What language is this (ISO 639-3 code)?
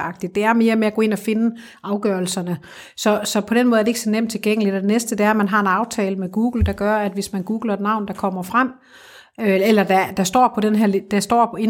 dan